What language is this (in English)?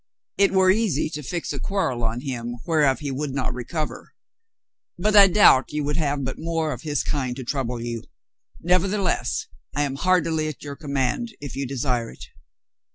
English